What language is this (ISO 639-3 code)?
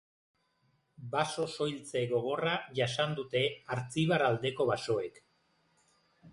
eus